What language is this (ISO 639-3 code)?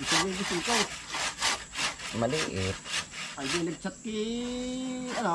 fil